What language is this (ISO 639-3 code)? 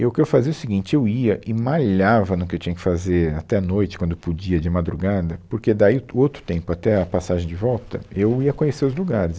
por